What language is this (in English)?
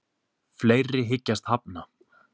Icelandic